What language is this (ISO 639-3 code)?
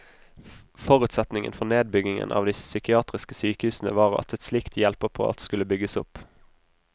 nor